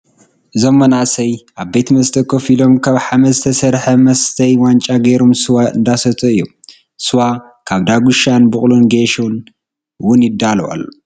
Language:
Tigrinya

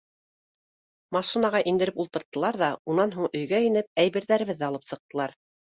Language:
Bashkir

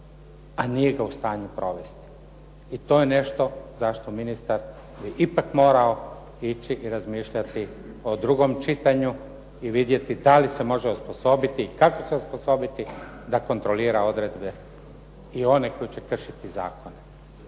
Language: Croatian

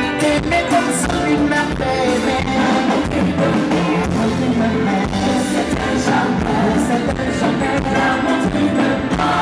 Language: Bulgarian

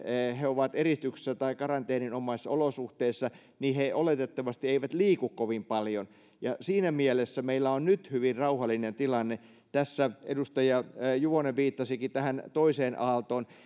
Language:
Finnish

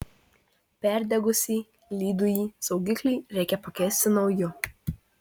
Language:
Lithuanian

